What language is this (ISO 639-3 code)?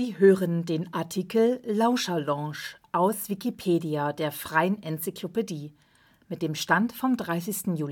deu